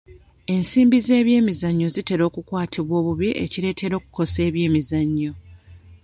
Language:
Ganda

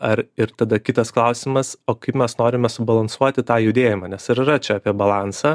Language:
Lithuanian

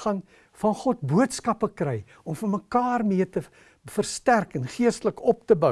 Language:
Dutch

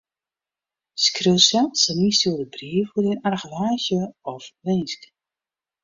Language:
Western Frisian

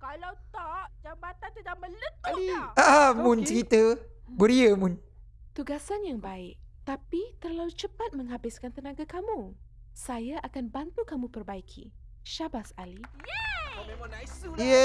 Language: Malay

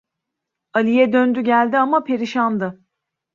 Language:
Turkish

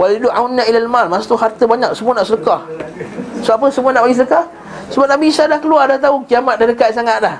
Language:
Malay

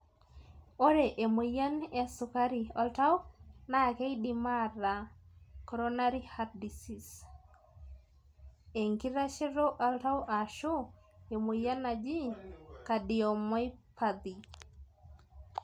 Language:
Masai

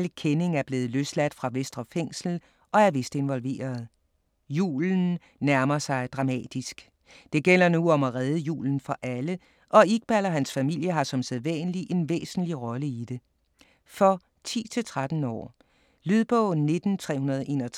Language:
Danish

